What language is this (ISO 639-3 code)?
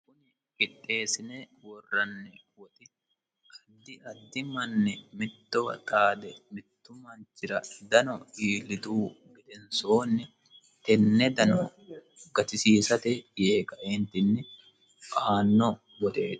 sid